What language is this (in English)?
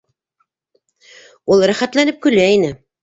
Bashkir